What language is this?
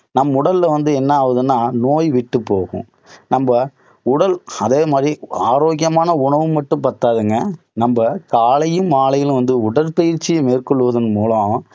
Tamil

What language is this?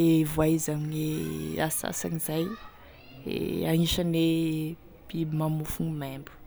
Tesaka Malagasy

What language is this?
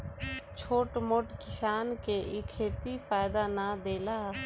Bhojpuri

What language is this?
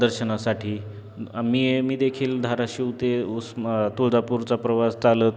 Marathi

